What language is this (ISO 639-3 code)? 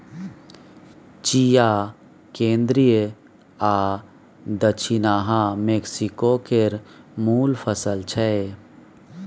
mai